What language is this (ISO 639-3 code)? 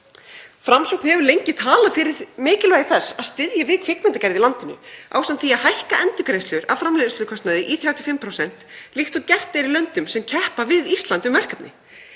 isl